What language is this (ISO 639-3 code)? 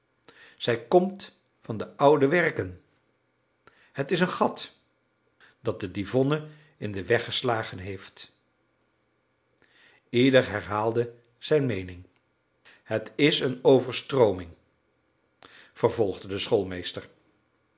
nld